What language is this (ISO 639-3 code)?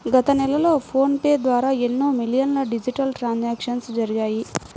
tel